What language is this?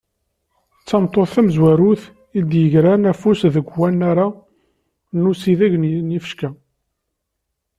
Kabyle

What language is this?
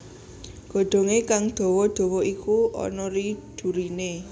Javanese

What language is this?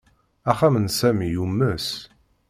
Kabyle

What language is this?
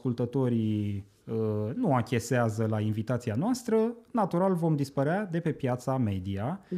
Romanian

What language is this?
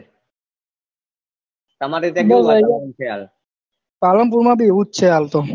Gujarati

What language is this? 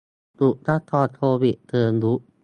Thai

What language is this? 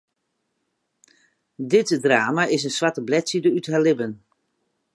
Western Frisian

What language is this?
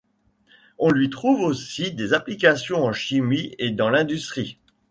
French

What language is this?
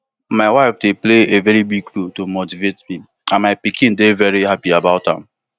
Nigerian Pidgin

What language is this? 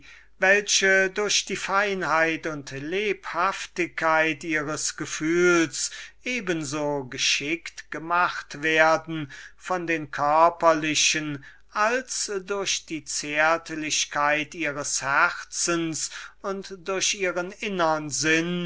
German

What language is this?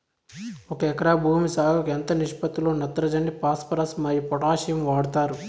Telugu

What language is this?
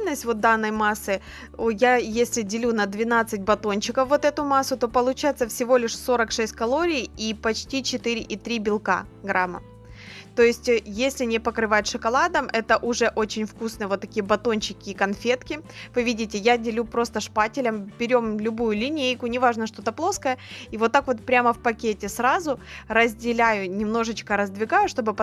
Russian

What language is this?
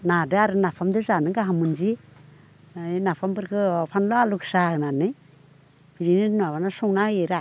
Bodo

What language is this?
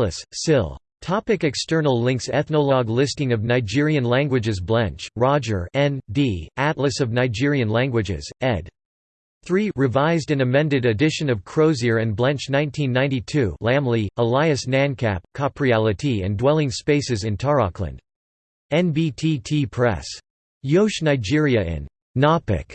English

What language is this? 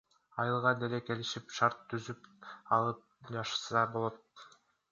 Kyrgyz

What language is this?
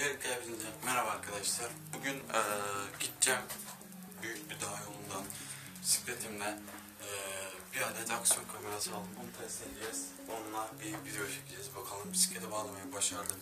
Turkish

